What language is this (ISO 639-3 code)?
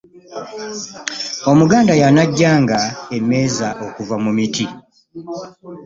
lug